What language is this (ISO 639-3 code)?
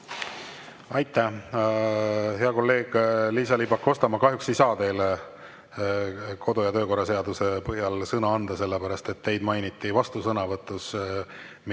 est